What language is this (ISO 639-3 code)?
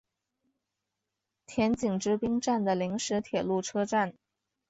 zho